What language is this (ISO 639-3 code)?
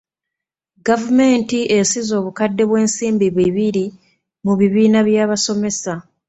lug